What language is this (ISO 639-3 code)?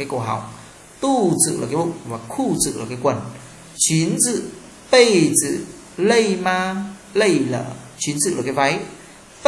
vie